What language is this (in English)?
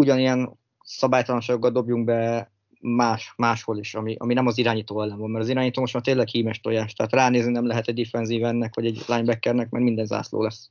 Hungarian